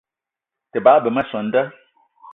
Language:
Eton (Cameroon)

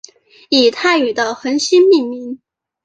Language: Chinese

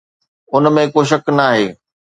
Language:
Sindhi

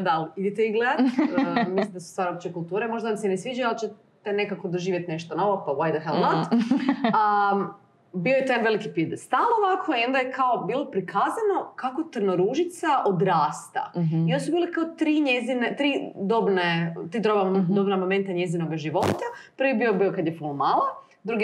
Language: Croatian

